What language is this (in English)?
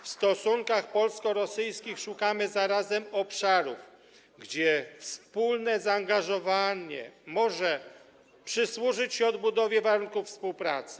Polish